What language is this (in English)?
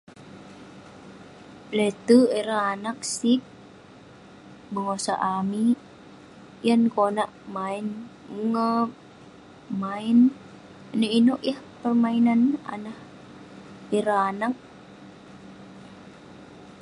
Western Penan